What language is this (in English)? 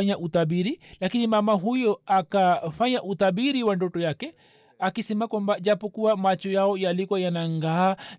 Swahili